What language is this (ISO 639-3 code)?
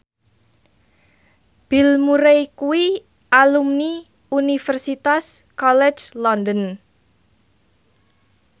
jav